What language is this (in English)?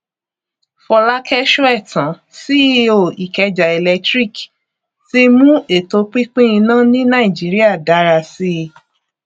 Yoruba